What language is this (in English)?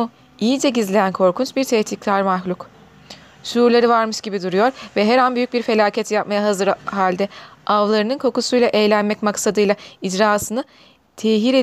Turkish